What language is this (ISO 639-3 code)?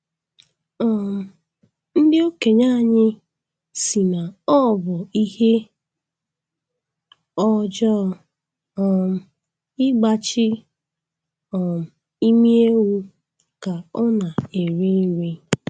ibo